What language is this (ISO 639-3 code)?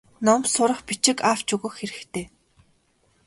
mon